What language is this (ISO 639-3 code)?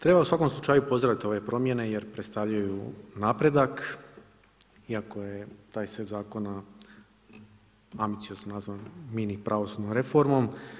hrv